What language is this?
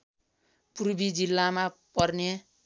Nepali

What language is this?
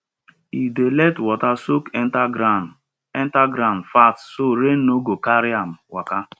Nigerian Pidgin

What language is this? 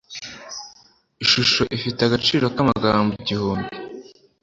Kinyarwanda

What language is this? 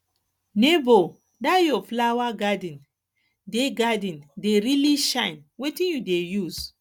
Nigerian Pidgin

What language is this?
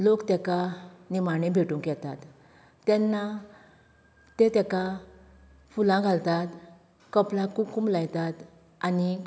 Konkani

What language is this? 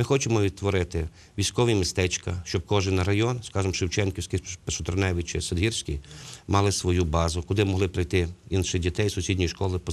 Ukrainian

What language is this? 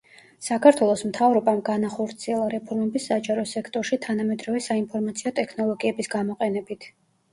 Georgian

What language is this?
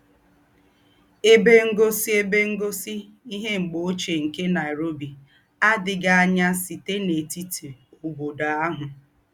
Igbo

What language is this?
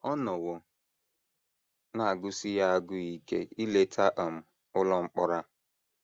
Igbo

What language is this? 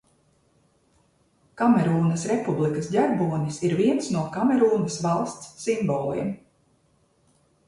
Latvian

